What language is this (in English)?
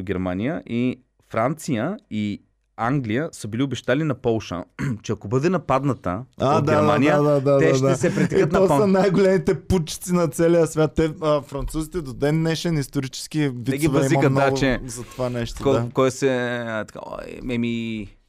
Bulgarian